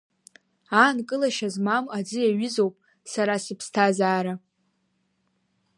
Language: Abkhazian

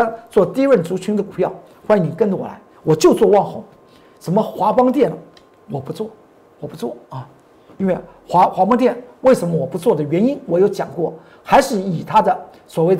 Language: Chinese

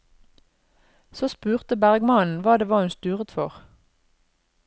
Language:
Norwegian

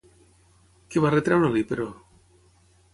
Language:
Catalan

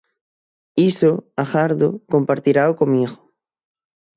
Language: Galician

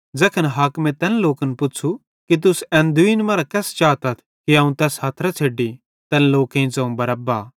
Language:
Bhadrawahi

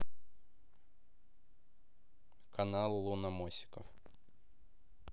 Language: Russian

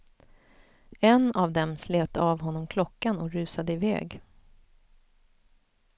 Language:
Swedish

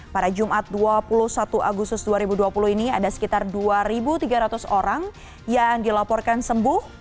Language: Indonesian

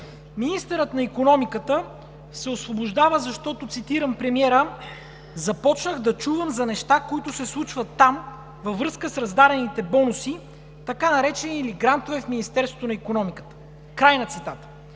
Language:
Bulgarian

